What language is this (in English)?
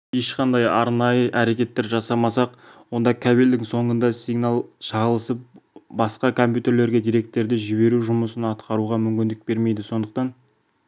Kazakh